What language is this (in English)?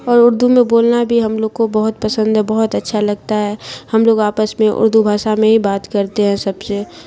Urdu